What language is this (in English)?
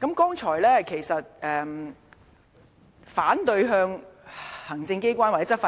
Cantonese